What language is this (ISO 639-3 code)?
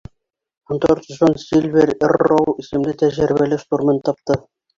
bak